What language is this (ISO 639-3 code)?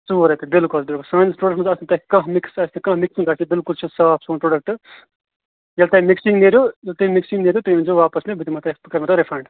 kas